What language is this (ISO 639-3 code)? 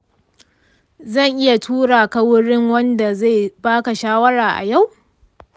hau